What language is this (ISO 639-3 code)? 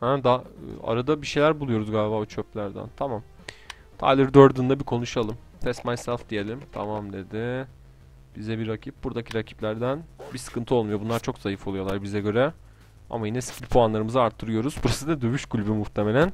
tur